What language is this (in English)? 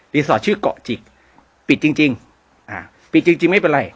Thai